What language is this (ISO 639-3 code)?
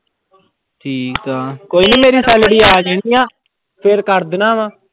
pan